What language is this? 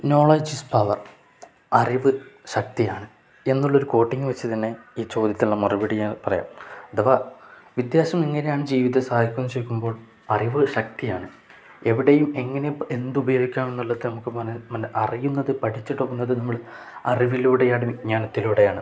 Malayalam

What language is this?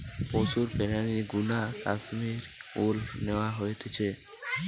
Bangla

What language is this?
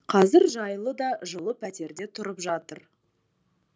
Kazakh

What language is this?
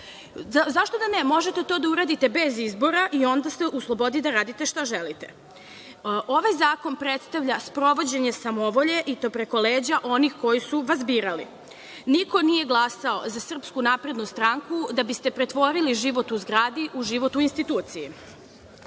Serbian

